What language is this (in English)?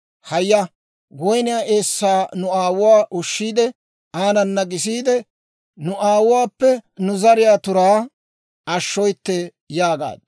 Dawro